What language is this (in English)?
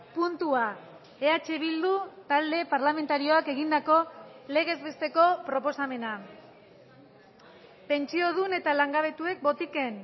Basque